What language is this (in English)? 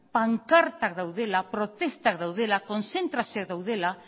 Basque